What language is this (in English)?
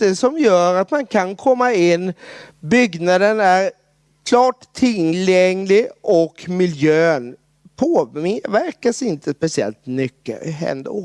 Swedish